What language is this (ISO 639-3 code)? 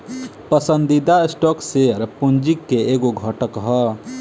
bho